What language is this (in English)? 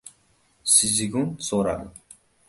Uzbek